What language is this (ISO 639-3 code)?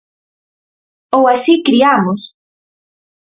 glg